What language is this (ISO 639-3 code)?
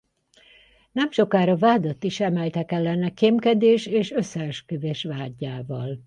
hun